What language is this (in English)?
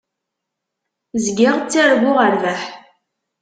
Kabyle